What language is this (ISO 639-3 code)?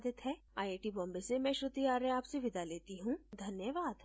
hin